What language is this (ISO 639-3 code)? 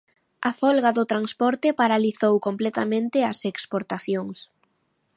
glg